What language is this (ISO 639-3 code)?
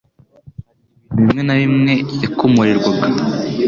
kin